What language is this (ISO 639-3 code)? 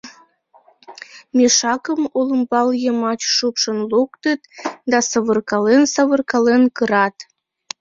chm